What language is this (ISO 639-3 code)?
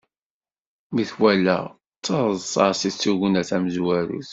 kab